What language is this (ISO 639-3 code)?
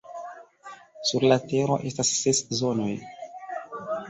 epo